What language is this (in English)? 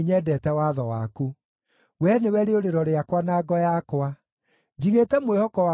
Kikuyu